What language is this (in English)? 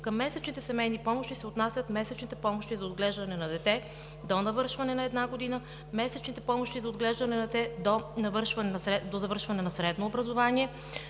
Bulgarian